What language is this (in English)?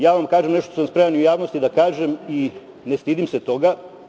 Serbian